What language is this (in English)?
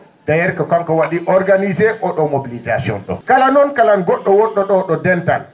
Fula